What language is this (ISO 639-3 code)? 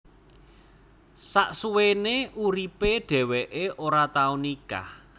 jav